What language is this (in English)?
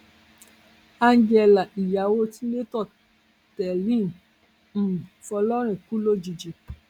Yoruba